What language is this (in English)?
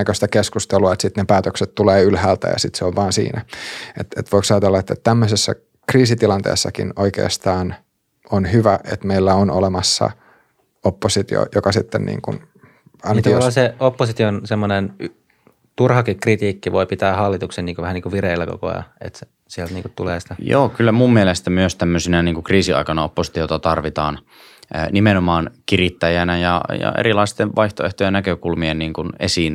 Finnish